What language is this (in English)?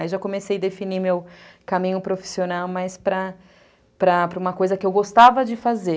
Portuguese